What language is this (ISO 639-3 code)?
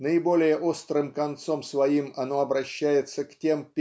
rus